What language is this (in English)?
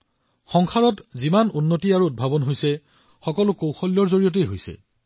Assamese